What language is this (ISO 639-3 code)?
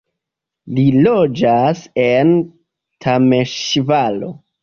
epo